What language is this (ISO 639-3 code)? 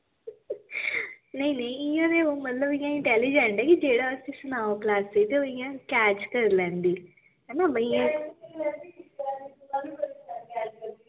doi